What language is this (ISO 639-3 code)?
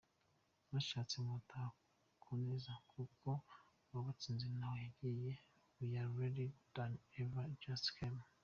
kin